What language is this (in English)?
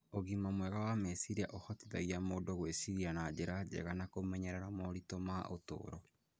Kikuyu